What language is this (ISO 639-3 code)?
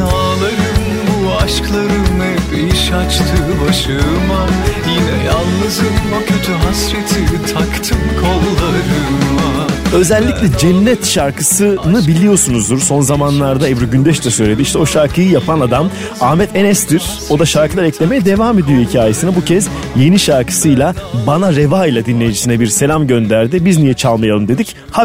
tur